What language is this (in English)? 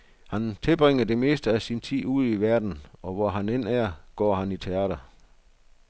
Danish